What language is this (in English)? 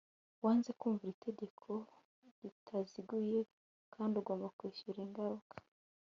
Kinyarwanda